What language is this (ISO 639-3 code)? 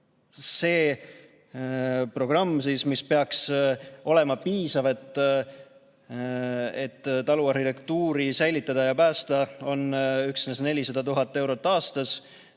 est